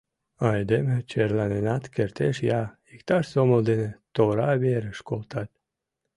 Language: Mari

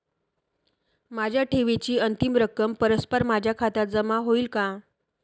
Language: Marathi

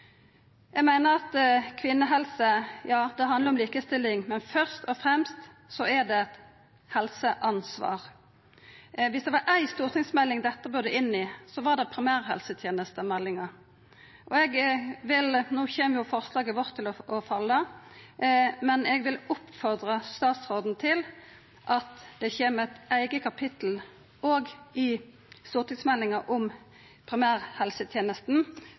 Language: Norwegian Nynorsk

